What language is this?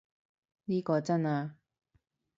Cantonese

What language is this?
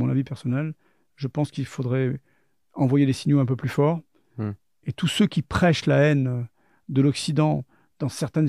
French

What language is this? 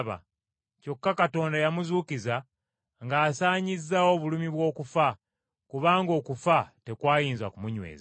Ganda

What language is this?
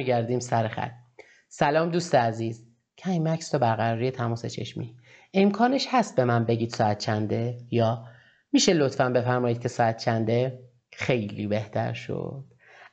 Persian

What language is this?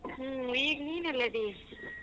Kannada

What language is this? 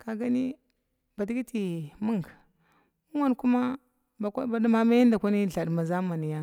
Glavda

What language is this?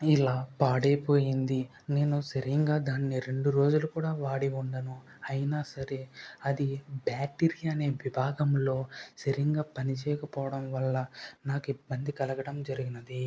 Telugu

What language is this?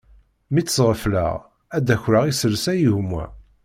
Kabyle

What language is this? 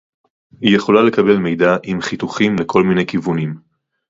Hebrew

